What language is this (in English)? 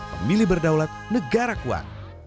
Indonesian